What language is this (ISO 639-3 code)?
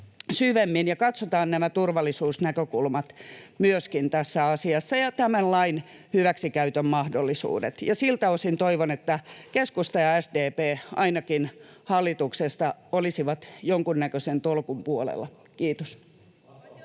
fin